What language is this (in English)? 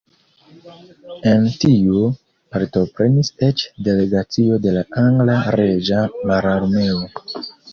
Esperanto